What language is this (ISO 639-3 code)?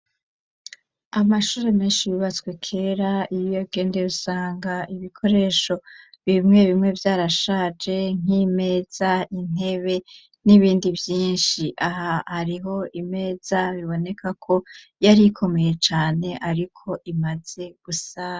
run